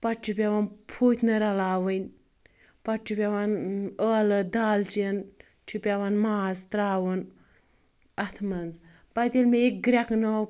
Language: Kashmiri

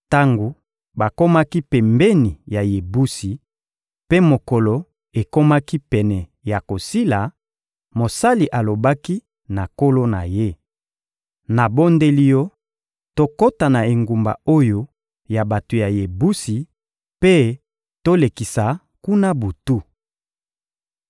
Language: Lingala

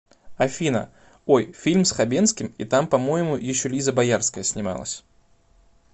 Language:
Russian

